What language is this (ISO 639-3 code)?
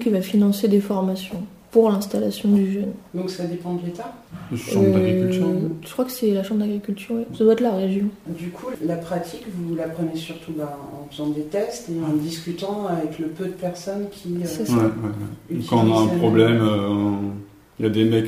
fra